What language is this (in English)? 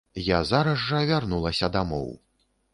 Belarusian